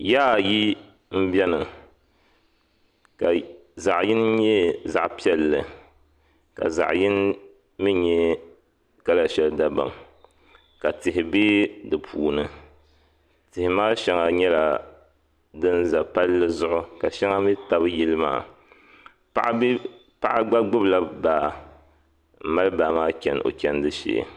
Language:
Dagbani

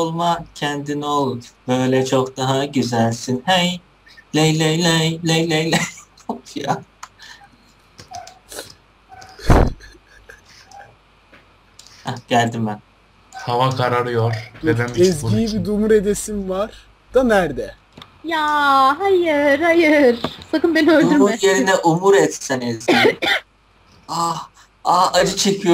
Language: Turkish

